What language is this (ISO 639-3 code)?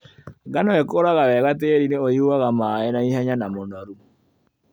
kik